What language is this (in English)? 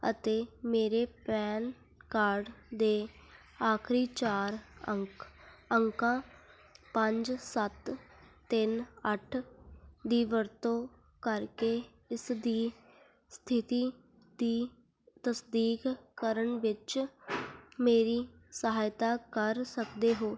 Punjabi